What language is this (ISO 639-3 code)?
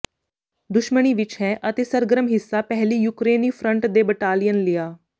pan